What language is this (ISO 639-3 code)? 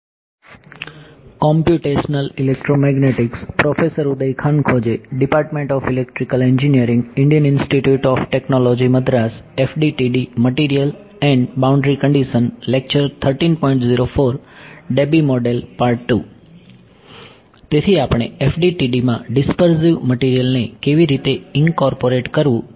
guj